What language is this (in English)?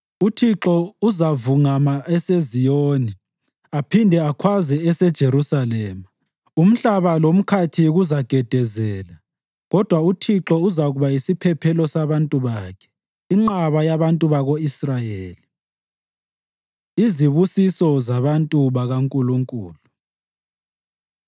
North Ndebele